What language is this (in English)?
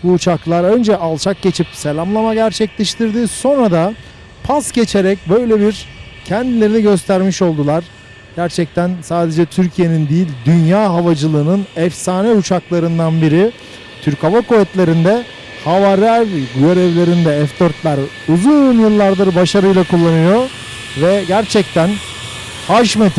Turkish